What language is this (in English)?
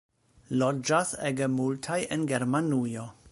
Esperanto